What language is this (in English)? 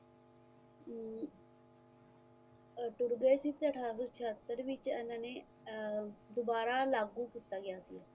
Punjabi